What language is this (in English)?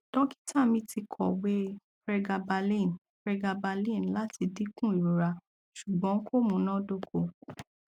Yoruba